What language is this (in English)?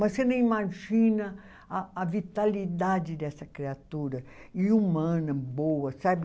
Portuguese